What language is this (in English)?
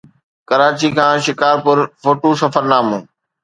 Sindhi